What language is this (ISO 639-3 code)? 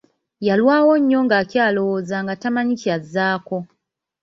lug